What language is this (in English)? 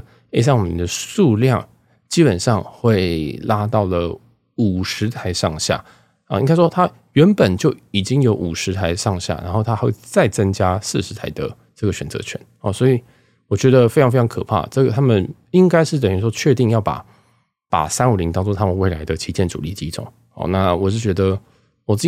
Chinese